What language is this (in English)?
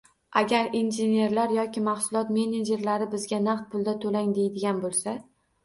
Uzbek